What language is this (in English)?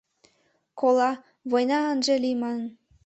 Mari